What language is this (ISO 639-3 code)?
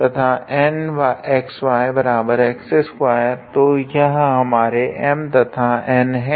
hin